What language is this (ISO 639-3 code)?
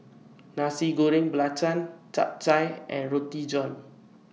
eng